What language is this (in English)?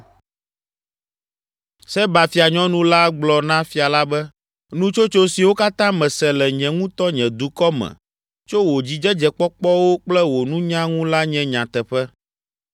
Ewe